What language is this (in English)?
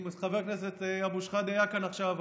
Hebrew